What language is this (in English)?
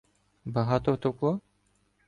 Ukrainian